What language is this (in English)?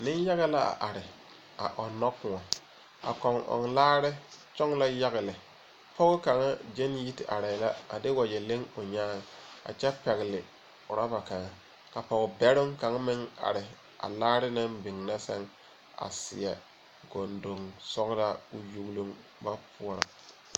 Southern Dagaare